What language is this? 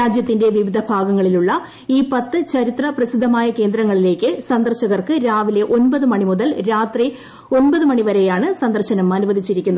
Malayalam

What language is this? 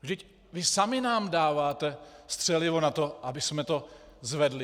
Czech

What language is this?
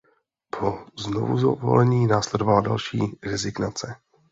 Czech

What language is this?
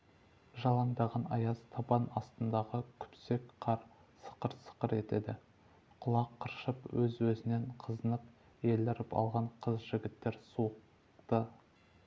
Kazakh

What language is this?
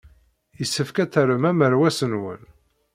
Kabyle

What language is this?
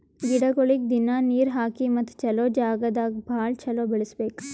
Kannada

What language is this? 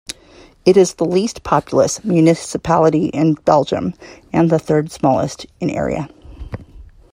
English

